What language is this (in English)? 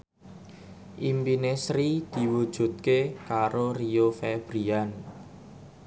Javanese